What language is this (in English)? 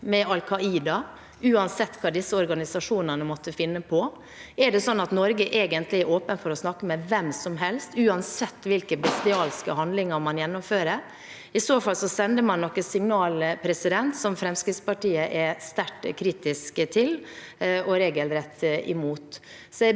Norwegian